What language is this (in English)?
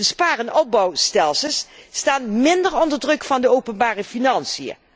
Dutch